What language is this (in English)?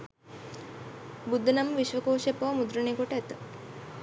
Sinhala